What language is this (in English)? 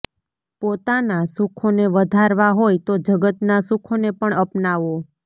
Gujarati